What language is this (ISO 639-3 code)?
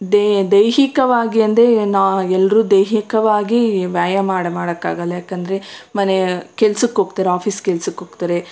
kan